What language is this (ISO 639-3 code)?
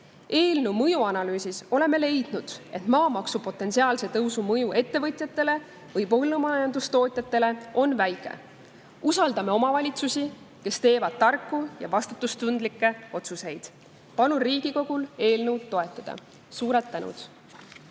est